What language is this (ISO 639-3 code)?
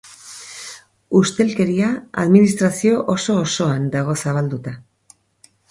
eus